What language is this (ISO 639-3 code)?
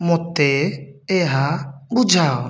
ori